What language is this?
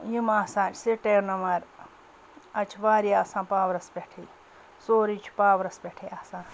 Kashmiri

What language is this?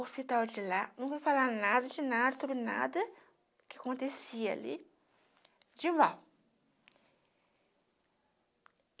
Portuguese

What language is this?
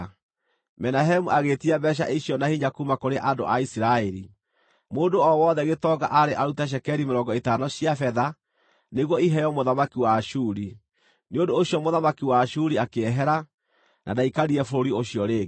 Kikuyu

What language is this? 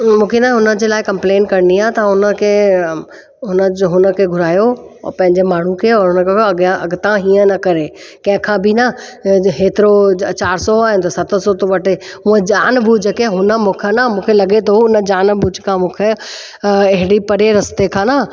Sindhi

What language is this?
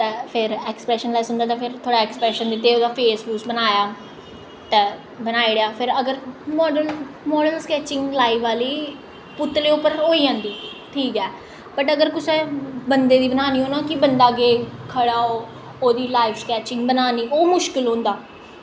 Dogri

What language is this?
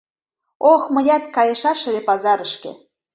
Mari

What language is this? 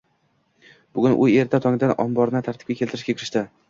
Uzbek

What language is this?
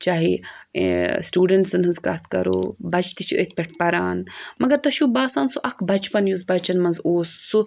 Kashmiri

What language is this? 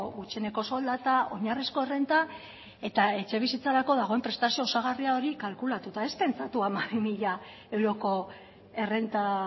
Basque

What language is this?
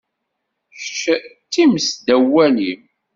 Kabyle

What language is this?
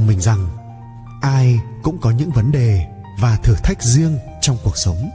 Vietnamese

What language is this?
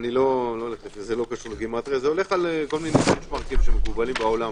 Hebrew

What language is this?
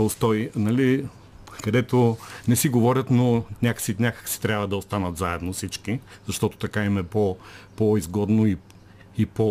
Bulgarian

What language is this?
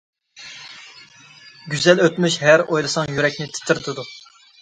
Uyghur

